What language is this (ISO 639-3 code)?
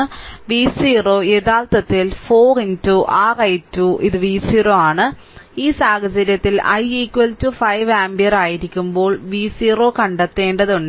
mal